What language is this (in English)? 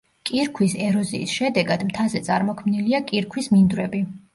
Georgian